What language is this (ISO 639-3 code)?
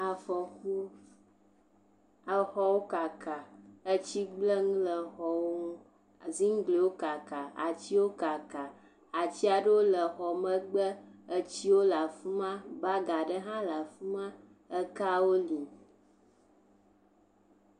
ewe